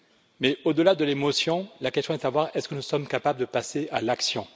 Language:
French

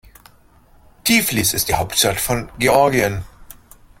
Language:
German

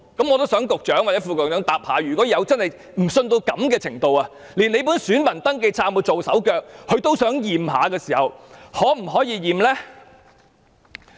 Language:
Cantonese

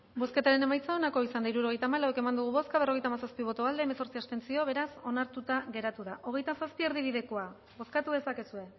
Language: Basque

